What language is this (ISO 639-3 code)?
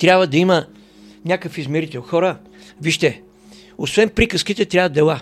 bul